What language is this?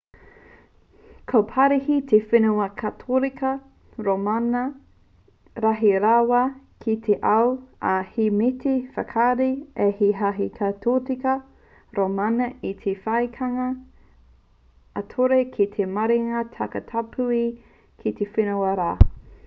Māori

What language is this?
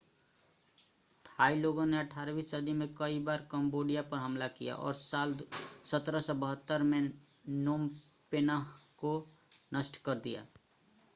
Hindi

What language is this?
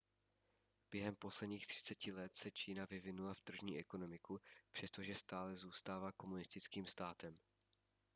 Czech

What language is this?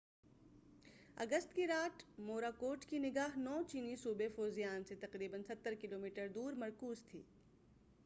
Urdu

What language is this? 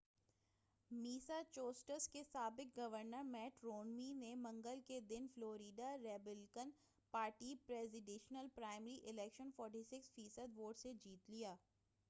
Urdu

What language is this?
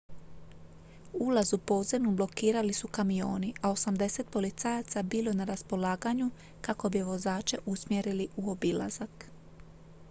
Croatian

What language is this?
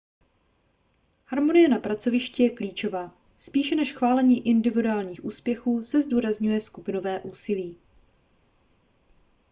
Czech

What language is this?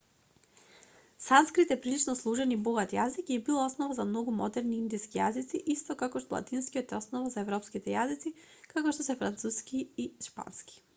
Macedonian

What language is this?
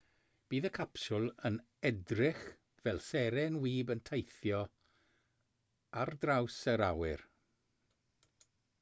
Welsh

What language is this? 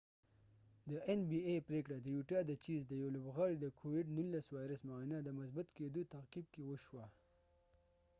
Pashto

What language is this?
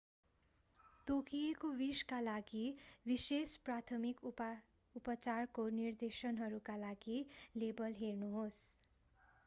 Nepali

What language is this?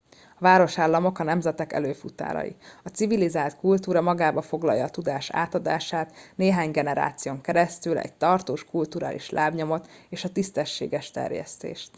Hungarian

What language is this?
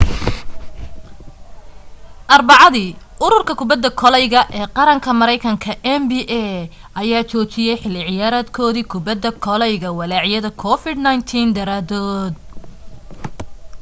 Somali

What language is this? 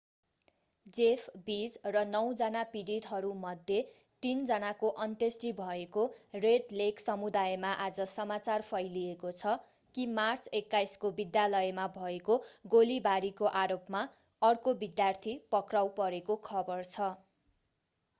Nepali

